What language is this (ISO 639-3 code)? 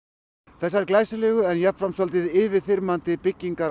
isl